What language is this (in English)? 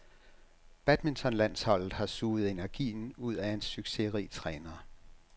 Danish